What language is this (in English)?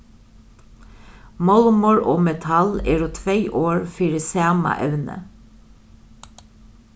Faroese